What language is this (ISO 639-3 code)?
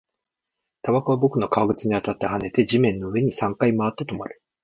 jpn